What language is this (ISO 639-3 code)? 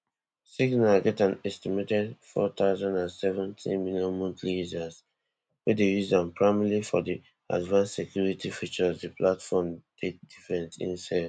pcm